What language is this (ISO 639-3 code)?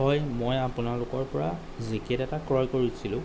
asm